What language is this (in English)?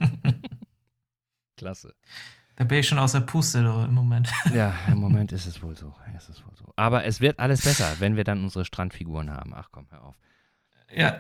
German